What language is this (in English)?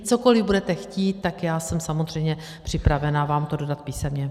Czech